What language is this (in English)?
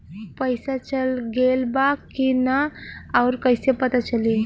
Bhojpuri